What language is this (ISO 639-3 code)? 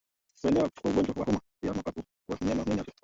swa